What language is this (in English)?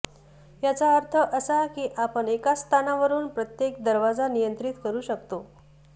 Marathi